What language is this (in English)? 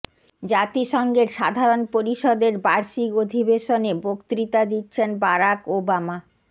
Bangla